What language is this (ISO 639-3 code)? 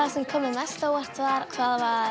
isl